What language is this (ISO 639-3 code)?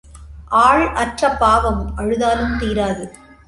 tam